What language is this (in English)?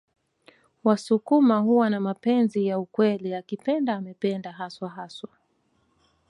Swahili